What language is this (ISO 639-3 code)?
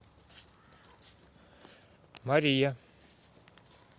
rus